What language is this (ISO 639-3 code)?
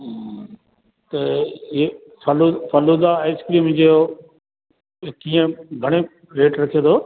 snd